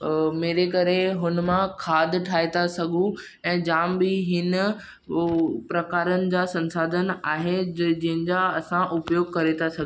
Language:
Sindhi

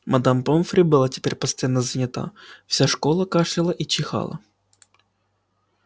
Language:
Russian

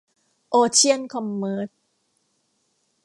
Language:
Thai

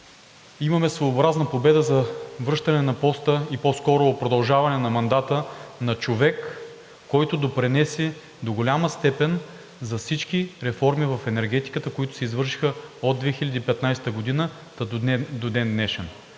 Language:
Bulgarian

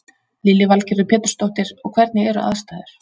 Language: Icelandic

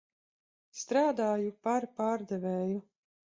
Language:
Latvian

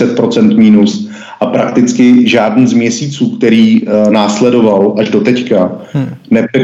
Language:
Czech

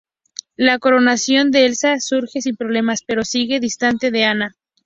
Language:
Spanish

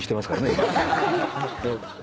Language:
Japanese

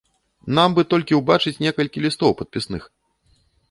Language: Belarusian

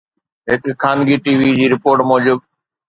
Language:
Sindhi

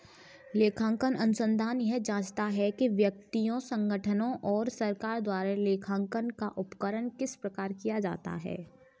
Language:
Hindi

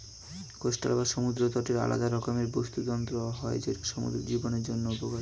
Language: Bangla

